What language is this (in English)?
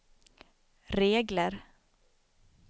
Swedish